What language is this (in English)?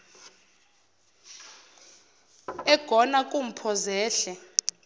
Zulu